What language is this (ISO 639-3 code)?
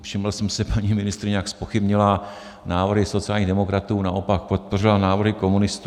ces